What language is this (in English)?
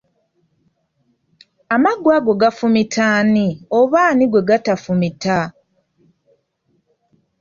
Ganda